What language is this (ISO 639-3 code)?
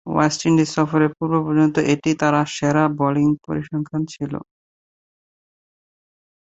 ben